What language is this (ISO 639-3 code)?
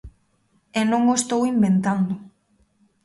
glg